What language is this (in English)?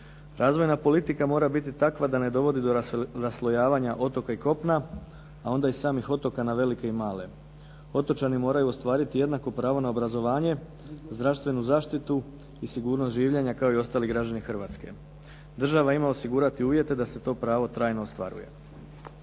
Croatian